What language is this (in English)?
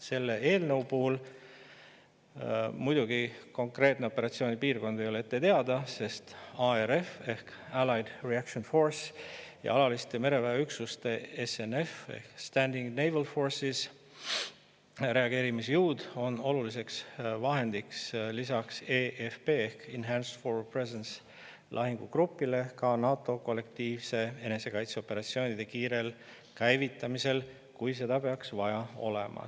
Estonian